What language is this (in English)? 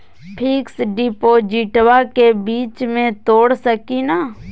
Magahi